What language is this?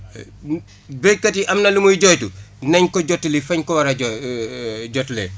Wolof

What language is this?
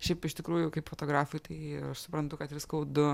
Lithuanian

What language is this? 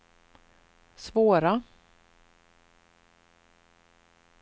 Swedish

